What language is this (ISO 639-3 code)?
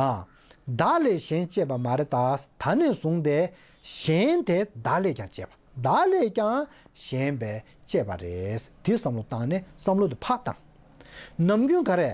kor